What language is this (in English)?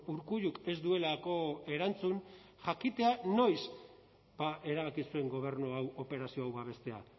Basque